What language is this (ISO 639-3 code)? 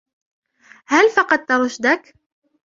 ara